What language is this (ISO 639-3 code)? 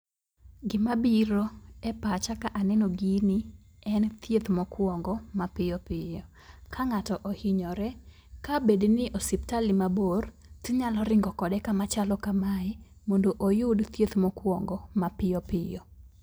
luo